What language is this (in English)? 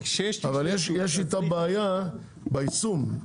Hebrew